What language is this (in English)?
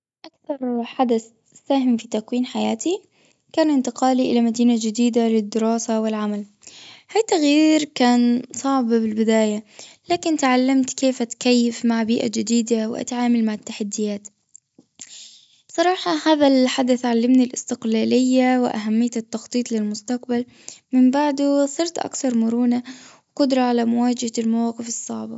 Gulf Arabic